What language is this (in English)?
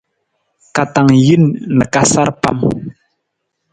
Nawdm